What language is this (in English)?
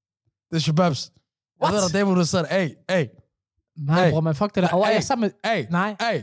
Danish